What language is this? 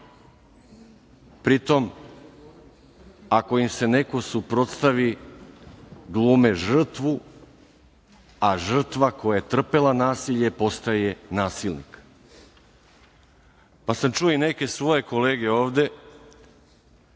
Serbian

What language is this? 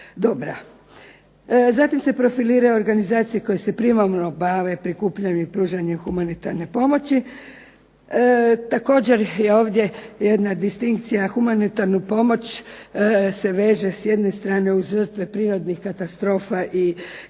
Croatian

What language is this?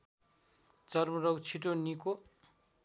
Nepali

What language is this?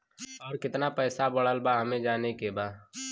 Bhojpuri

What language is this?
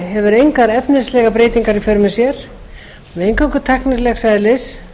Icelandic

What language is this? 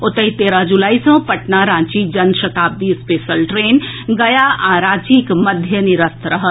Maithili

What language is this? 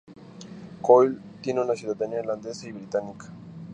Spanish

